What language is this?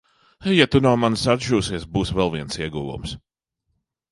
Latvian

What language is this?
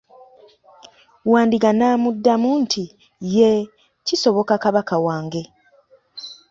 Ganda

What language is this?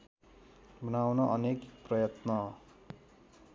Nepali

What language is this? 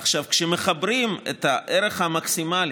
Hebrew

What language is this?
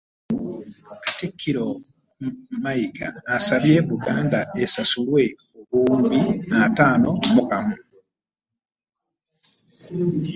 Ganda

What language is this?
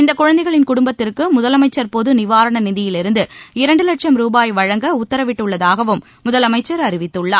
Tamil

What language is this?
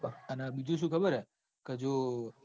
Gujarati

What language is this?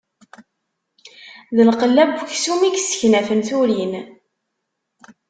Kabyle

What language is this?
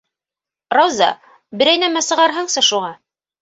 Bashkir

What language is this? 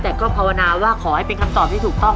Thai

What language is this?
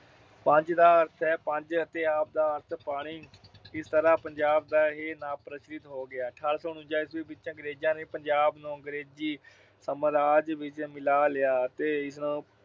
Punjabi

